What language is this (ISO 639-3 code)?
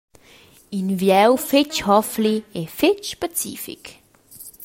roh